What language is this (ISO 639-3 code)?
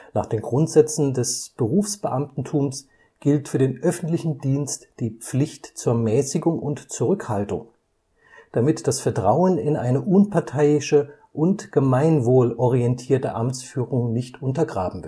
deu